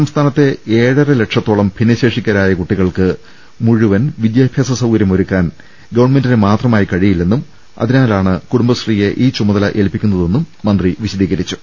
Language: Malayalam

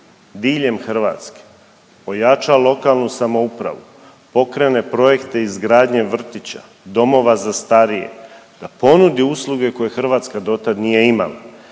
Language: Croatian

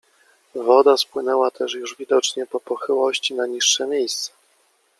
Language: Polish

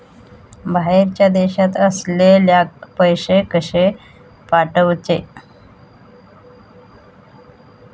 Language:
Marathi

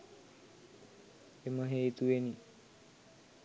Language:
Sinhala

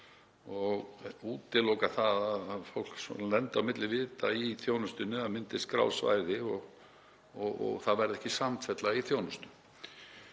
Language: Icelandic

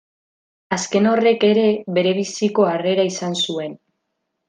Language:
Basque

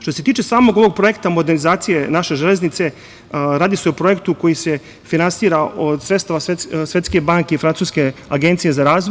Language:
Serbian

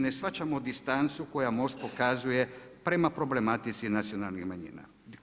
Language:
Croatian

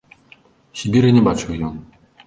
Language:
Belarusian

